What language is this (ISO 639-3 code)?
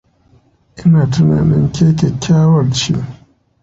hau